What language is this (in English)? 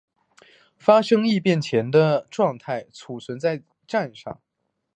Chinese